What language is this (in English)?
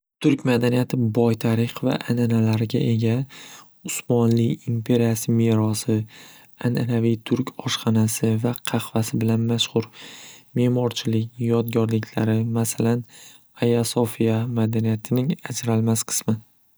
Uzbek